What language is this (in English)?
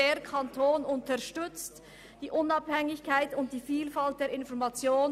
Swiss German